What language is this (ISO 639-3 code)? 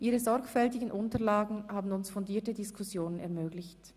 gsw